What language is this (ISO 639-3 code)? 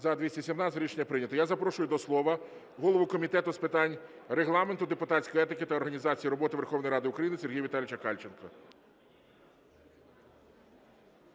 ukr